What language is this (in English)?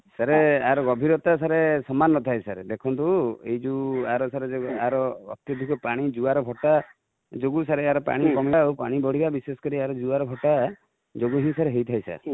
Odia